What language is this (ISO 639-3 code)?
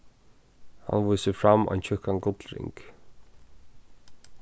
fao